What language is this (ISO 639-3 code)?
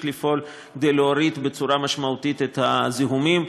heb